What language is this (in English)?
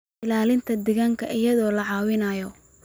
Somali